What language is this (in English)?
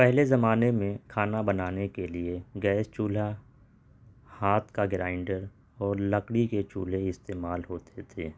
Urdu